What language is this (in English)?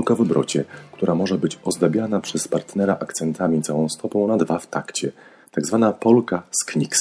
Polish